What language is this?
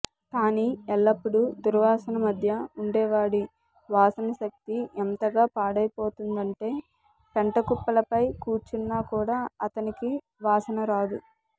Telugu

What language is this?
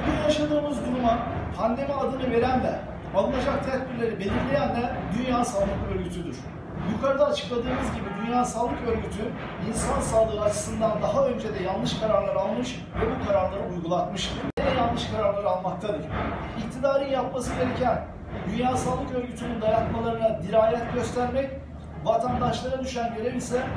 Turkish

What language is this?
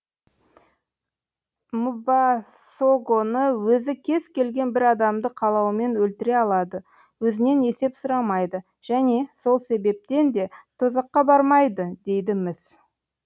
Kazakh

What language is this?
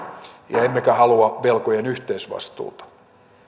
Finnish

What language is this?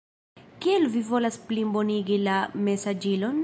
Esperanto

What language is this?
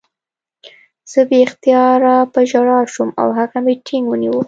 Pashto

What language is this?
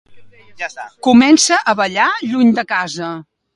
Catalan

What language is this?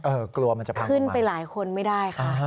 Thai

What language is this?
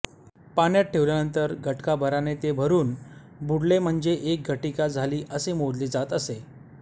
Marathi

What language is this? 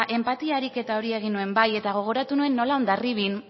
Basque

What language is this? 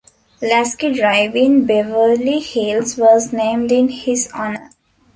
English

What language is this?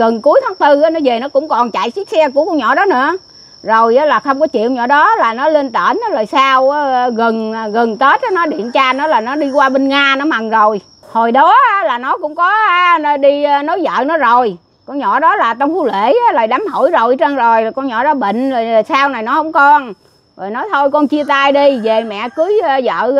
Vietnamese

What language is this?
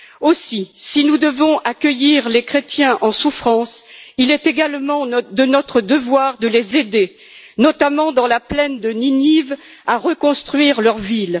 French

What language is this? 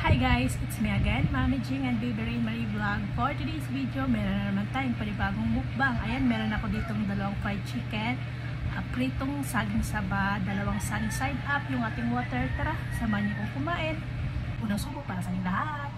Filipino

